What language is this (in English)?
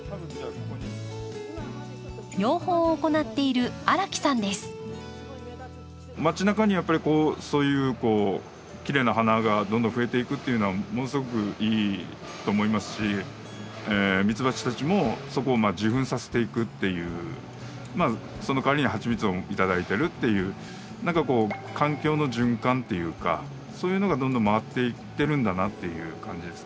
Japanese